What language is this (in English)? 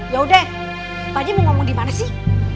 Indonesian